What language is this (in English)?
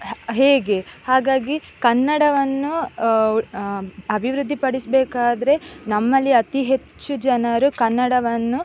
Kannada